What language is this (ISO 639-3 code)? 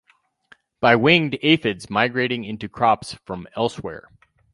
eng